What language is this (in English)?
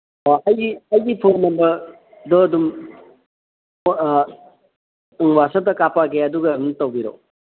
Manipuri